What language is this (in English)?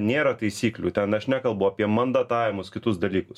Lithuanian